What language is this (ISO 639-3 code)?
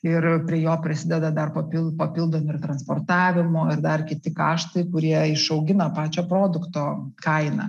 lit